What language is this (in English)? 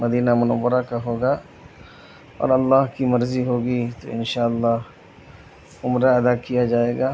Urdu